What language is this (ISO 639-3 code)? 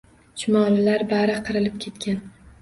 uzb